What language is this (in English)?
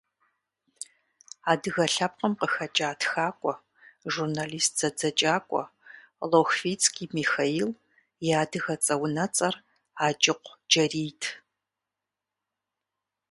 Kabardian